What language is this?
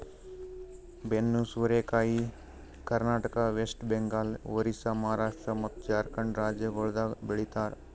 Kannada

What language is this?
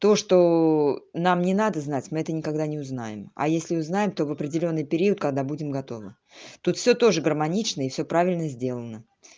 Russian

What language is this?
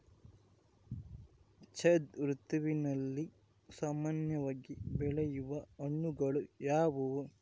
Kannada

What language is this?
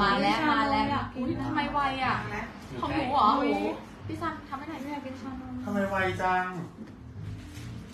Thai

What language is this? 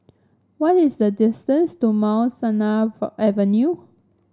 English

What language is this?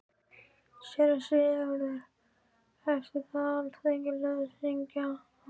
Icelandic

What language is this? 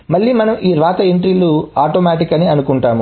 Telugu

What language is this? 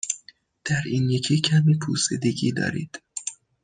Persian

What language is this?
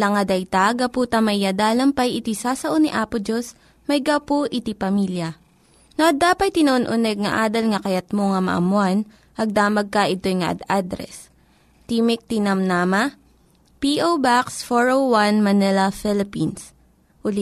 Filipino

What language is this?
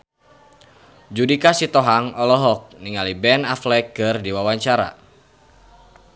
Sundanese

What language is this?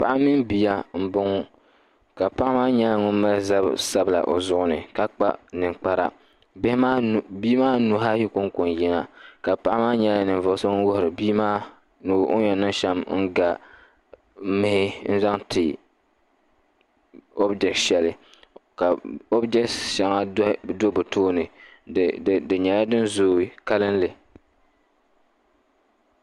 Dagbani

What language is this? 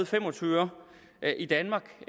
Danish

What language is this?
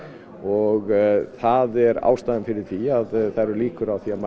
Icelandic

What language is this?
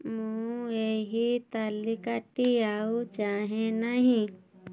Odia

